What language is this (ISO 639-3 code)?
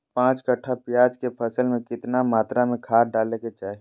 mag